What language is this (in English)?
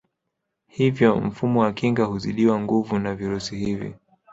Swahili